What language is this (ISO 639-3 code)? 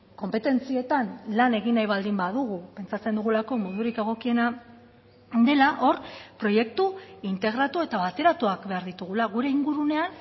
eus